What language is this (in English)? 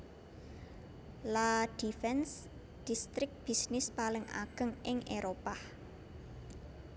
Javanese